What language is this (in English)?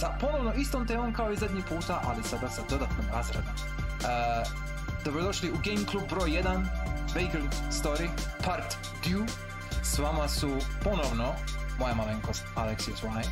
Croatian